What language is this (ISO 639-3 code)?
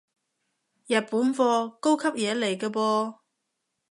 yue